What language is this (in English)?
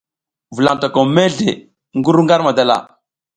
South Giziga